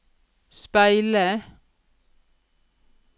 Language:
Norwegian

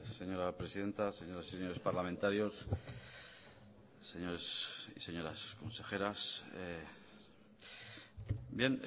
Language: Spanish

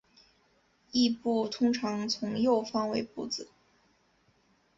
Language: Chinese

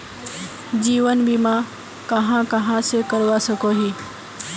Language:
Magahi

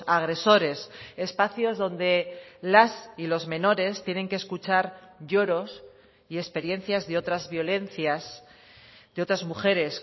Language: Spanish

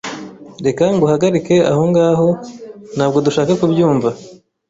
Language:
Kinyarwanda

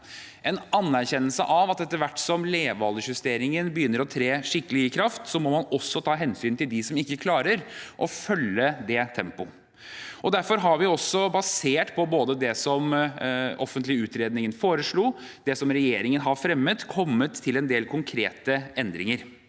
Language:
Norwegian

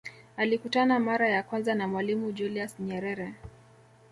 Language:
Swahili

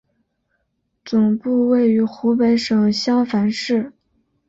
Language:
Chinese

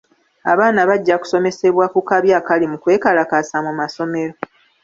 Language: Ganda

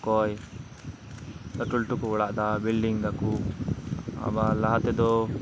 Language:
Santali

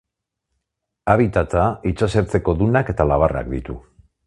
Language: Basque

